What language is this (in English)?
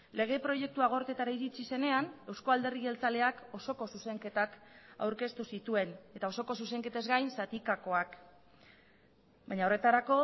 Basque